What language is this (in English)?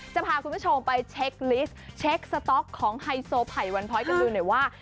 Thai